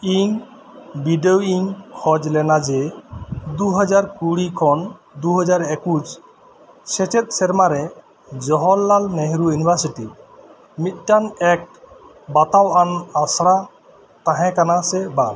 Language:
Santali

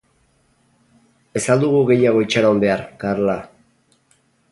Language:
Basque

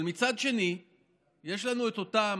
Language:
Hebrew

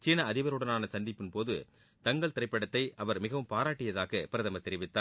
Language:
Tamil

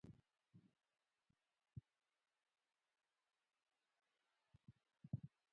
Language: Pashto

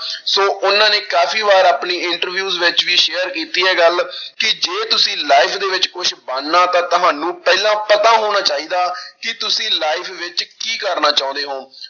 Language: Punjabi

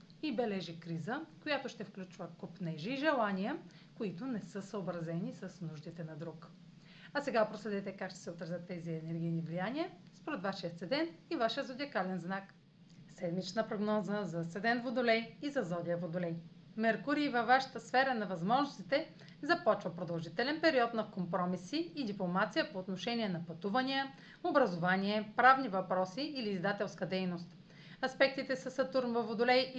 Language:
Bulgarian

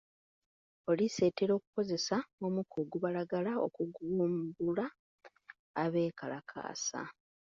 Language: Ganda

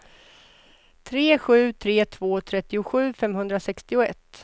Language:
Swedish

